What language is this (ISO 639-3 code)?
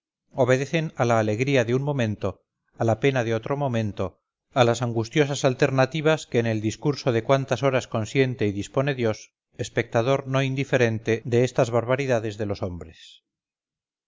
spa